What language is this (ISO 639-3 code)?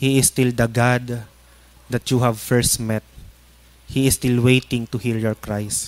fil